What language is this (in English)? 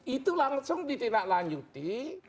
Indonesian